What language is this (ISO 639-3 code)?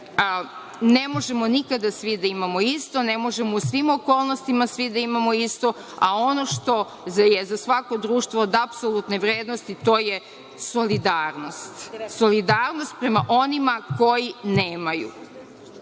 srp